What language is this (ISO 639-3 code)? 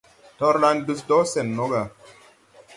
tui